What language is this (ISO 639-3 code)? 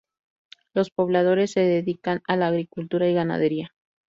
spa